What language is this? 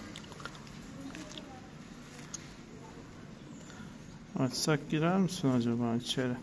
Turkish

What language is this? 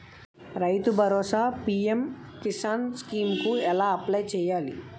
Telugu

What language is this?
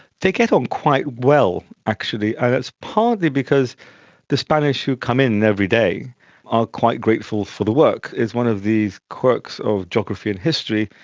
English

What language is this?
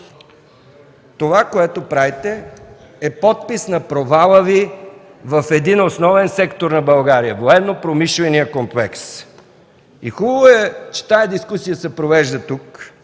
Bulgarian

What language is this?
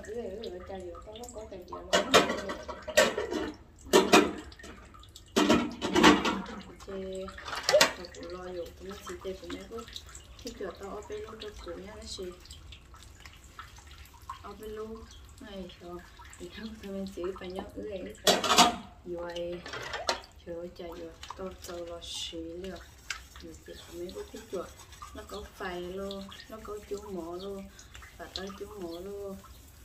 Vietnamese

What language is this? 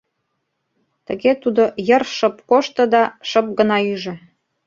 Mari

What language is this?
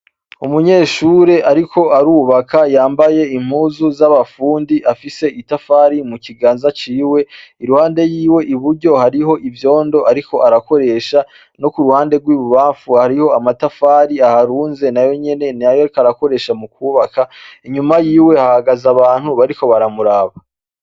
Rundi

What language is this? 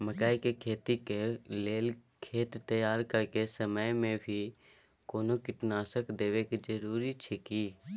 Maithili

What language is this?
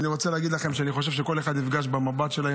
Hebrew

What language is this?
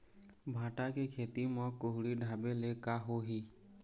Chhattisgarhi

